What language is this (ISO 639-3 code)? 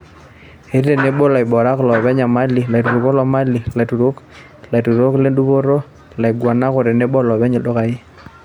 mas